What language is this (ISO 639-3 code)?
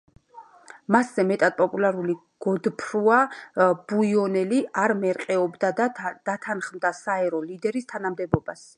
kat